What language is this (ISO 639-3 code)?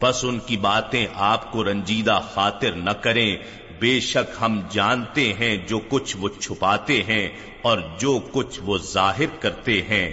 urd